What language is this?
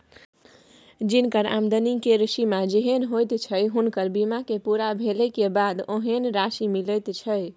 Maithili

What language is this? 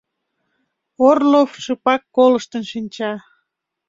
Mari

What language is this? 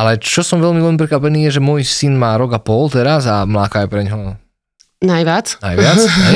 Slovak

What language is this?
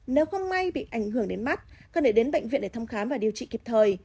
Vietnamese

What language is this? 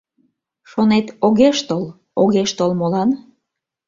Mari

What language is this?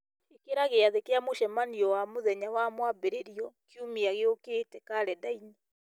Kikuyu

